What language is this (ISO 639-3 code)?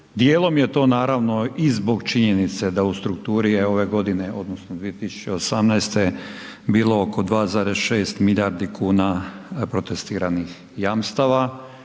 hrv